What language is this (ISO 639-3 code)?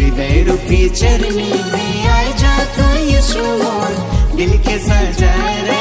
hin